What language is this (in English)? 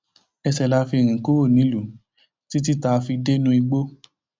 Yoruba